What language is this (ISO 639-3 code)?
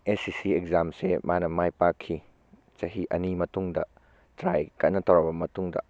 mni